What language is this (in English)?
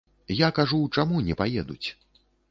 Belarusian